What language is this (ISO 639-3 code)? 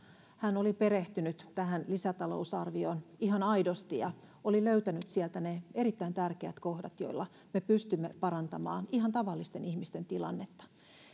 fin